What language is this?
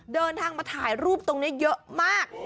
Thai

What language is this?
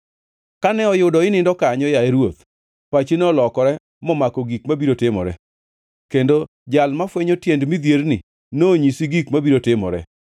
Luo (Kenya and Tanzania)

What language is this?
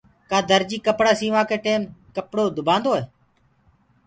Gurgula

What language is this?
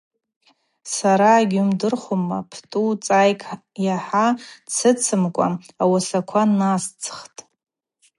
Abaza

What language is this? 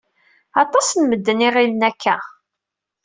Kabyle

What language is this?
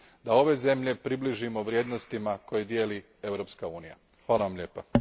Croatian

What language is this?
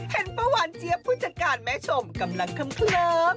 Thai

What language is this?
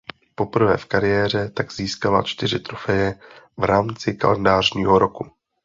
Czech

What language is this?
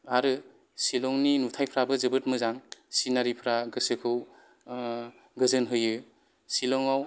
Bodo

